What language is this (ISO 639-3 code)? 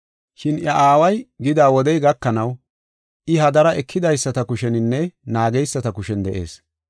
gof